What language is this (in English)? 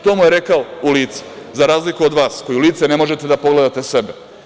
Serbian